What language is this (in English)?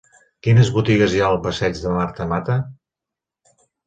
Catalan